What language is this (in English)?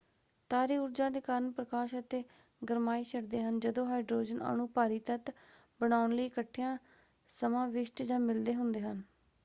Punjabi